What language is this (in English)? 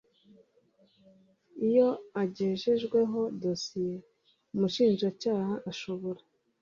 Kinyarwanda